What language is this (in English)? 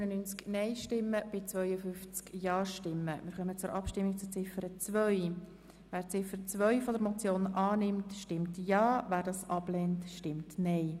Swiss German